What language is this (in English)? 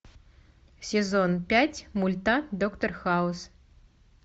Russian